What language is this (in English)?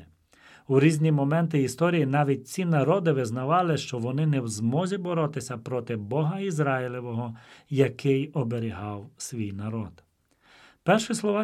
Ukrainian